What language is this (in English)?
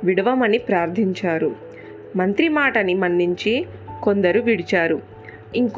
Telugu